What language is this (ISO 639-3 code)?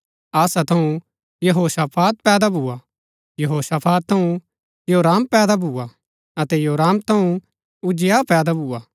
gbk